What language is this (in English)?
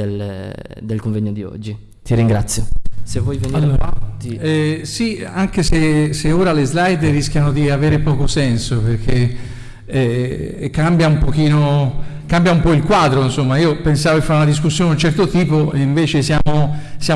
Italian